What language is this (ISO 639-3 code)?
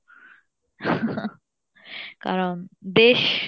ben